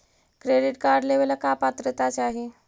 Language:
Magahi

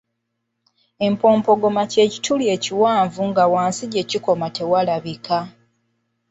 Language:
Ganda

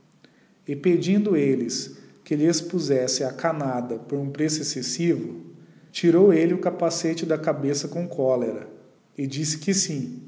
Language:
Portuguese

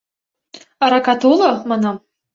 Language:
Mari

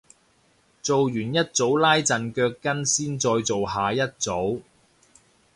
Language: Cantonese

